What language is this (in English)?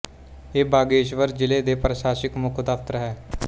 Punjabi